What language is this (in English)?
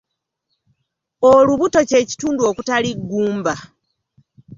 Ganda